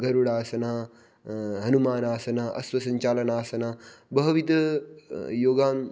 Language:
Sanskrit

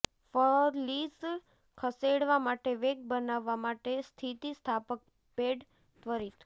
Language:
Gujarati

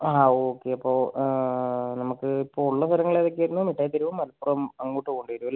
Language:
Malayalam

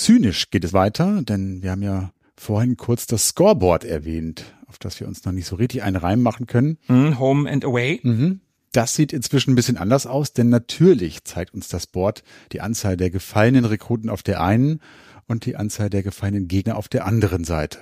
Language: German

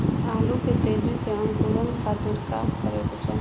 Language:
Bhojpuri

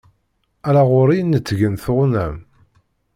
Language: Kabyle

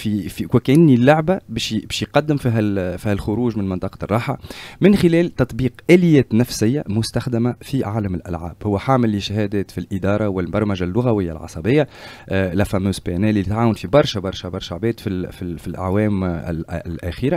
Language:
Arabic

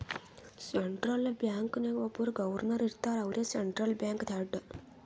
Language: Kannada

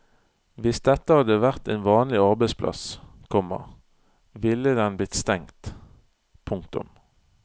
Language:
Norwegian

